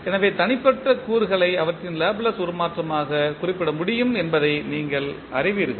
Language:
Tamil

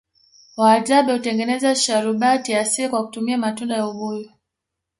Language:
Swahili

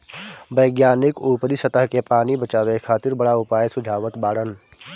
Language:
Bhojpuri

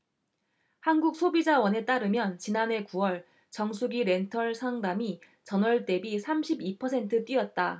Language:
Korean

